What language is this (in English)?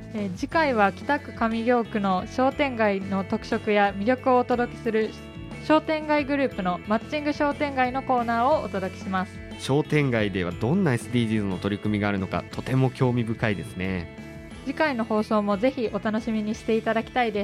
Japanese